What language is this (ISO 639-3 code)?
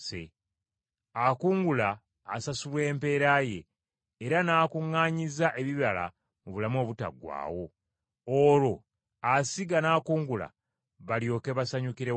lug